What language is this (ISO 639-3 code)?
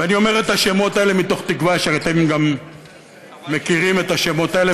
heb